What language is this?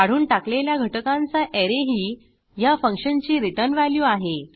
Marathi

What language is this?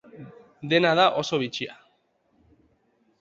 Basque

